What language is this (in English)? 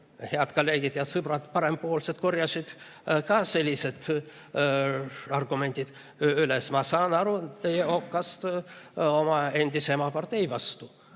Estonian